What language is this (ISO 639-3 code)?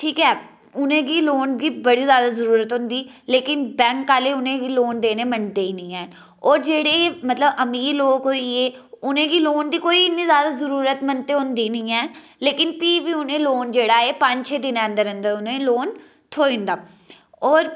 doi